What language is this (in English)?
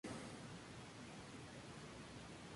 Spanish